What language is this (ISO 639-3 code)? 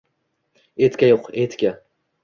uzb